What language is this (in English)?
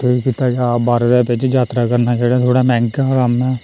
Dogri